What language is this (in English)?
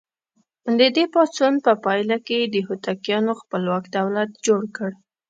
Pashto